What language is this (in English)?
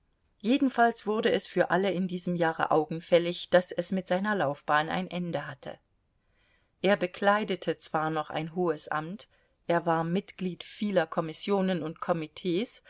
German